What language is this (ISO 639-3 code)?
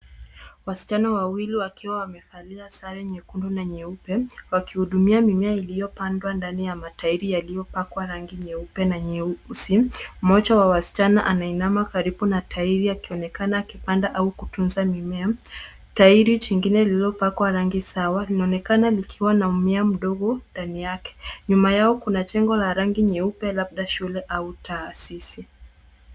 swa